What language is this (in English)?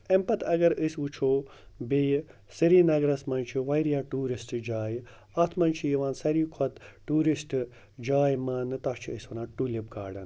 Kashmiri